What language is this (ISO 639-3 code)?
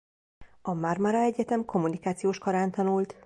hun